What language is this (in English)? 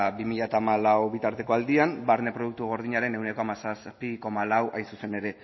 Basque